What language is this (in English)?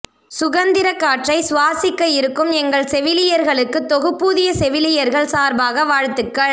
Tamil